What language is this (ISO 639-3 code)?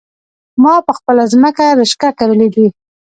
pus